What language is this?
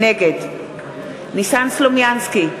Hebrew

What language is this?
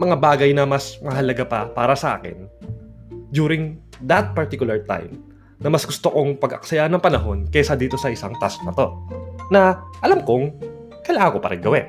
Filipino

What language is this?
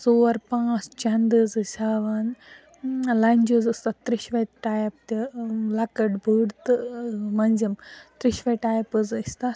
Kashmiri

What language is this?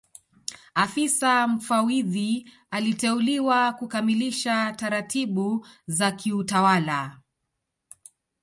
Swahili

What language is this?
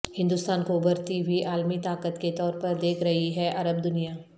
Urdu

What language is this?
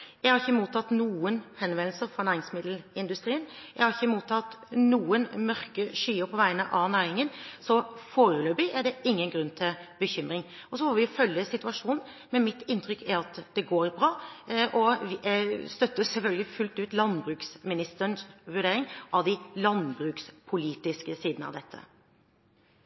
Norwegian Bokmål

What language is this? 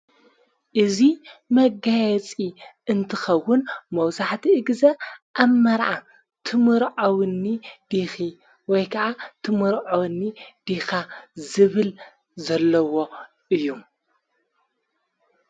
Tigrinya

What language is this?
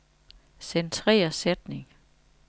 Danish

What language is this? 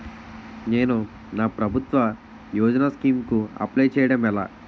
Telugu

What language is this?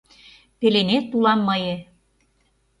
Mari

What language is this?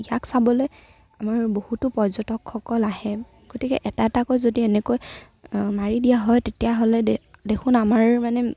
Assamese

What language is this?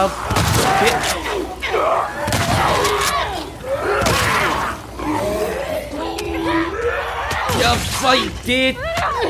Japanese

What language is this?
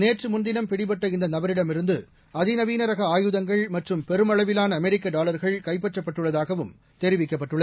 Tamil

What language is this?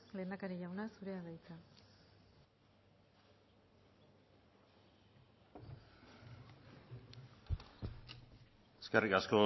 Basque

